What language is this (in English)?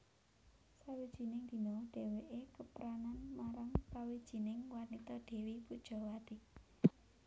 Javanese